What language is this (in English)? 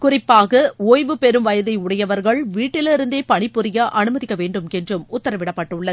Tamil